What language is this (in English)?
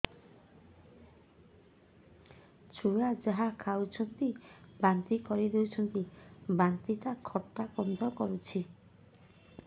Odia